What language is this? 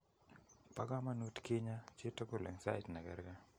Kalenjin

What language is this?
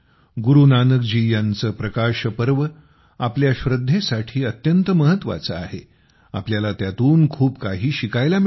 Marathi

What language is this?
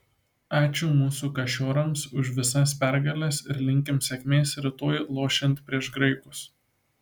Lithuanian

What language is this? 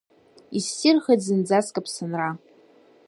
Abkhazian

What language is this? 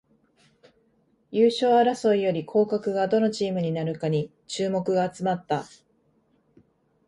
Japanese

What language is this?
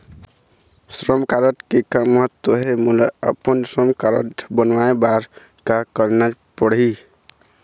Chhattisgarhi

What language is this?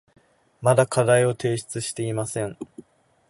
Japanese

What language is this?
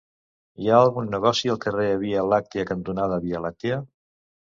Catalan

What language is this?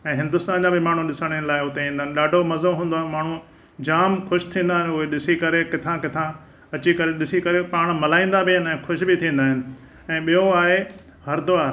Sindhi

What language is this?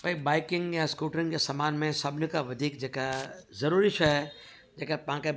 Sindhi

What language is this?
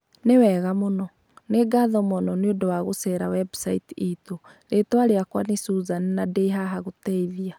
Kikuyu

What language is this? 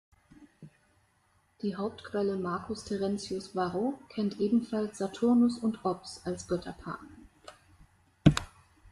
German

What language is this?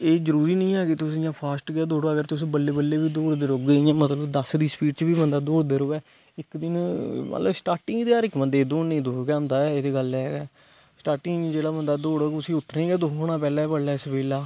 Dogri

